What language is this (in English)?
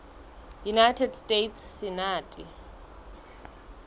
Southern Sotho